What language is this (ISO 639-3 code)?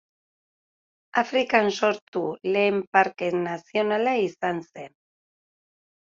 eus